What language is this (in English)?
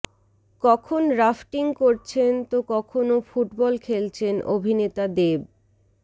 Bangla